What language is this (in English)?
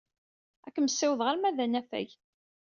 Kabyle